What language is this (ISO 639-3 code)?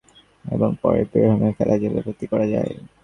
ben